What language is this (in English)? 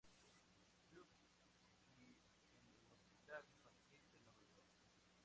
Spanish